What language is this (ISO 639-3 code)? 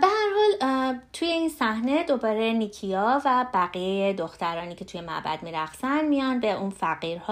fas